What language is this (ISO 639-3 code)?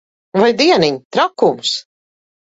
lav